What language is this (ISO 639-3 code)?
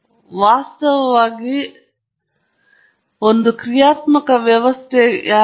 kan